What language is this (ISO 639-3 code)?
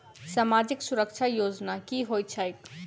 mai